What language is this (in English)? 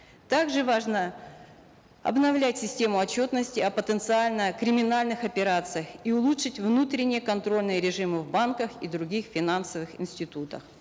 Kazakh